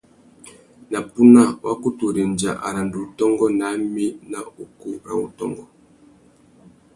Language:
Tuki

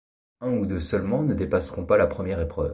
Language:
French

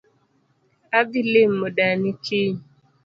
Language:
Luo (Kenya and Tanzania)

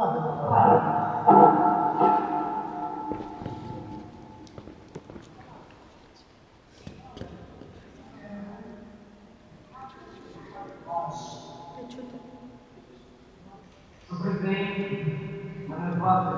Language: Ukrainian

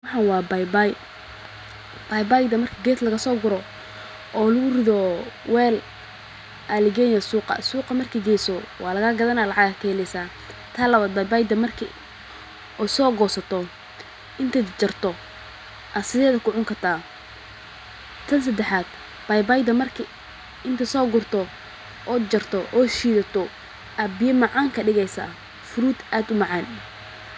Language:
Somali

